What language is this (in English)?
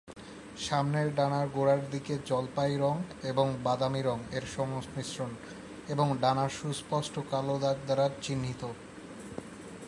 Bangla